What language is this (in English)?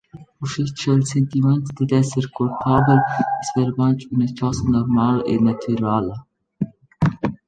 Romansh